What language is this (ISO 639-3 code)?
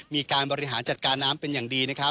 tha